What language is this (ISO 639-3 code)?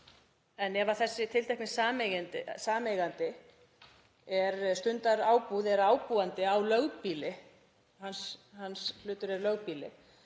isl